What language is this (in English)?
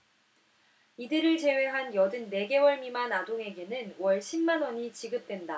Korean